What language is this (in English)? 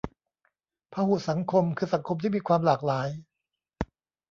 Thai